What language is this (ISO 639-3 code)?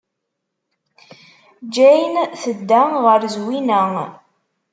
kab